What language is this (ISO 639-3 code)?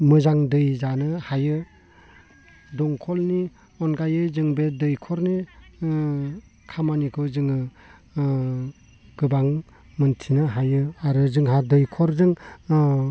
brx